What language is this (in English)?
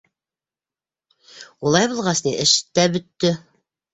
Bashkir